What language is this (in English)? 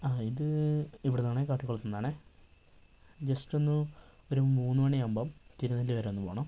Malayalam